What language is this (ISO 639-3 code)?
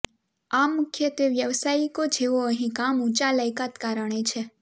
guj